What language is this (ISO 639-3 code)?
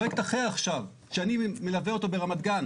heb